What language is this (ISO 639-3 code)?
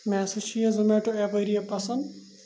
kas